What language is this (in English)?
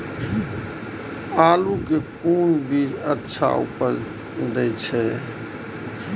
Maithili